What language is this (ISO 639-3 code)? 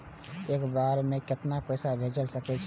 mai